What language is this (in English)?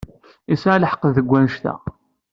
Kabyle